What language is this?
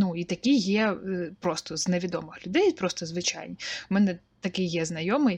Ukrainian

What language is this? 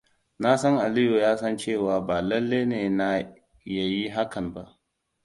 Hausa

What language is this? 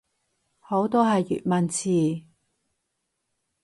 Cantonese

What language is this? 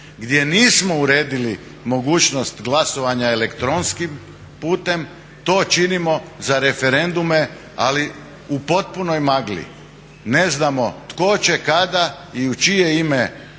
Croatian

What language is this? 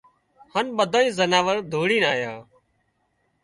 Wadiyara Koli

